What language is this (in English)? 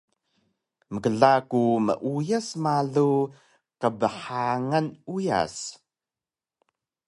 Taroko